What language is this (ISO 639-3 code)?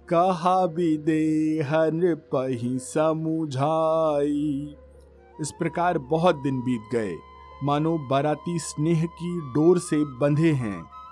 hin